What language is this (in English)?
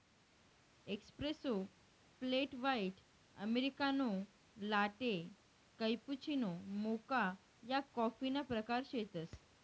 Marathi